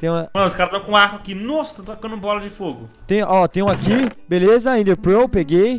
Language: Portuguese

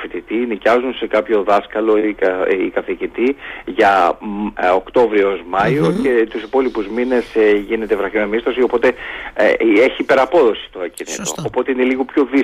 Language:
Greek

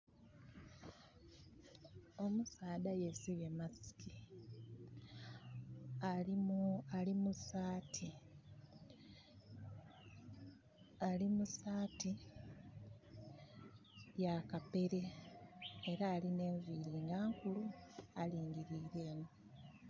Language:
Soga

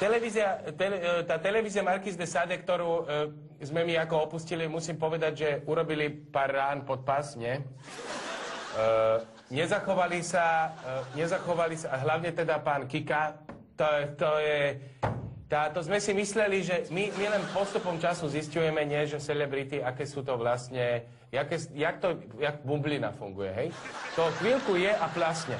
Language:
Slovak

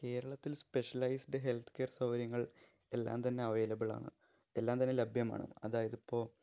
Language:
Malayalam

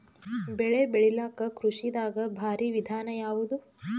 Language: Kannada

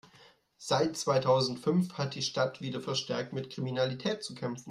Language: German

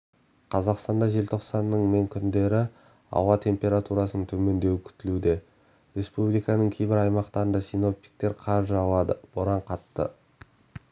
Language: Kazakh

